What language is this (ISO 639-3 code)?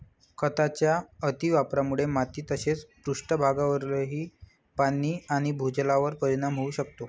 mar